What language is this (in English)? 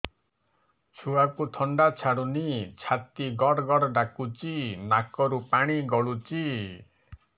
Odia